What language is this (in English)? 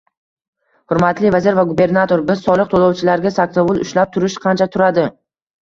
Uzbek